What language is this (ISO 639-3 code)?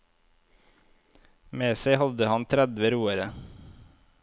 nor